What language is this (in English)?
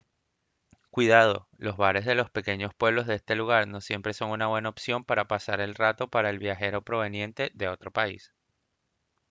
Spanish